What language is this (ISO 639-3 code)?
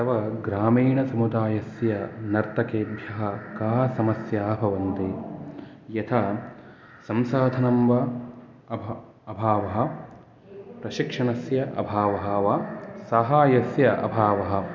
san